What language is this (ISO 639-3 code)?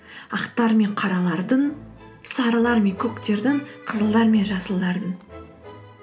kaz